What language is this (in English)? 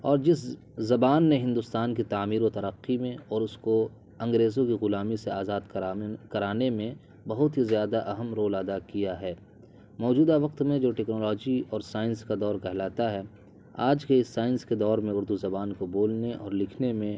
Urdu